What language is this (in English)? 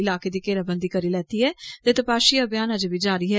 Dogri